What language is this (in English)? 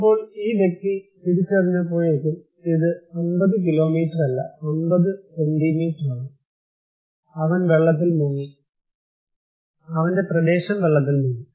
Malayalam